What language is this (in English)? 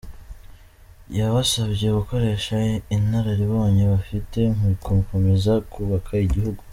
Kinyarwanda